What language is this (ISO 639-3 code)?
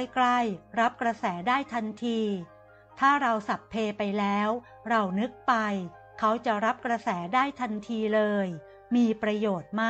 tha